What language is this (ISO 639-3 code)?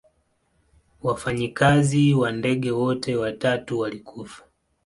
swa